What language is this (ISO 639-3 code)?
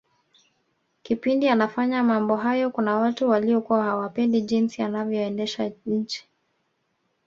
swa